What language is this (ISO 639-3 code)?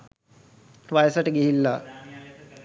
sin